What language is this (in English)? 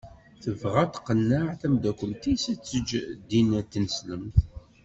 Kabyle